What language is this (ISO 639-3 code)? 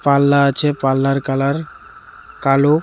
ben